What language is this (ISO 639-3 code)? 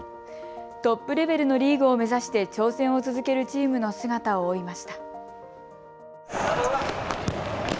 jpn